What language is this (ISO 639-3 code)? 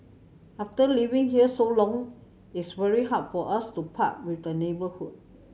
eng